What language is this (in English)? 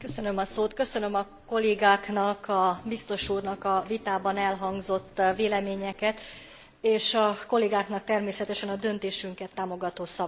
Hungarian